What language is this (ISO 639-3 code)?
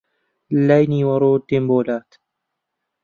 ckb